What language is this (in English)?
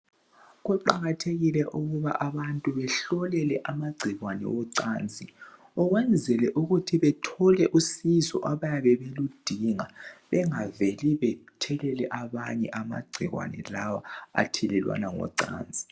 North Ndebele